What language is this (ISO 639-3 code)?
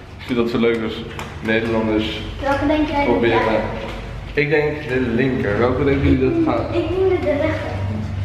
nld